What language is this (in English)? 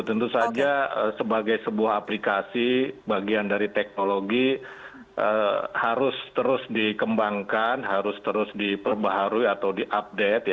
Indonesian